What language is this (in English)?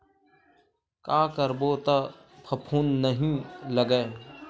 Chhattisgarhi